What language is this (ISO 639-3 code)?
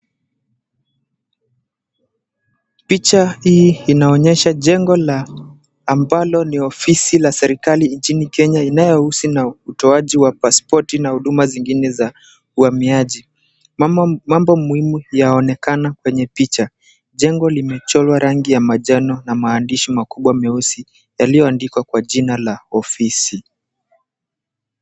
swa